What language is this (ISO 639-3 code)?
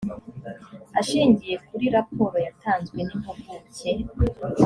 kin